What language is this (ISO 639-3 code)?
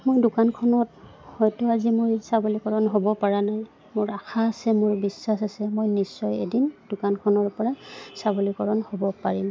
asm